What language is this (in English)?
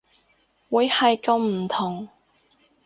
Cantonese